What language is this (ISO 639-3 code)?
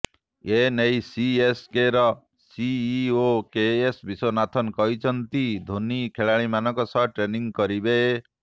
ori